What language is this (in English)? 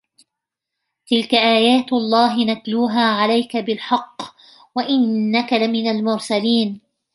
Arabic